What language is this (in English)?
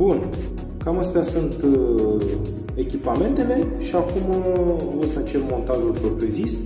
Romanian